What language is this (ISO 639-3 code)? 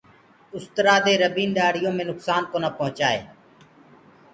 ggg